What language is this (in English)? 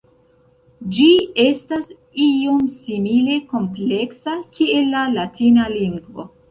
Esperanto